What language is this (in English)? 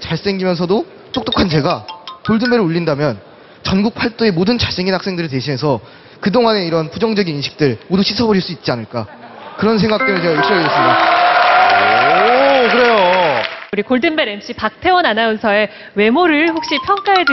Korean